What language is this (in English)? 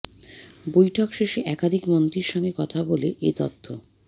Bangla